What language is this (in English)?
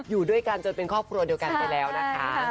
Thai